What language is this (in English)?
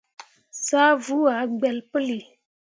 Mundang